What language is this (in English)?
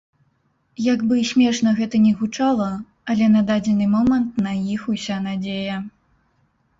Belarusian